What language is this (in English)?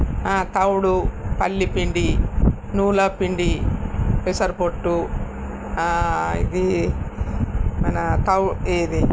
Telugu